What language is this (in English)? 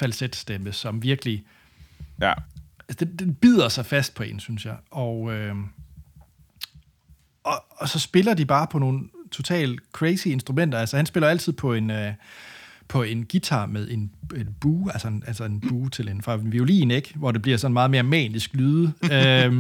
Danish